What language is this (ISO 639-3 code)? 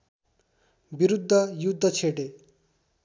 nep